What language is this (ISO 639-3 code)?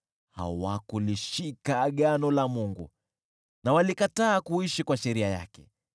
swa